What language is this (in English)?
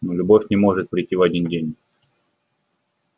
Russian